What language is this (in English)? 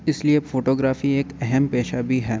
Urdu